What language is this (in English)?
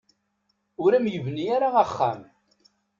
Kabyle